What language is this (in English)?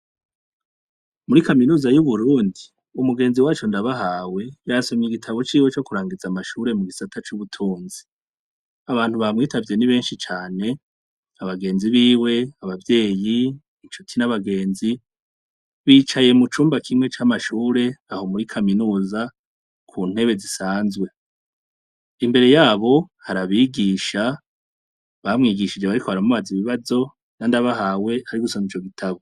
Rundi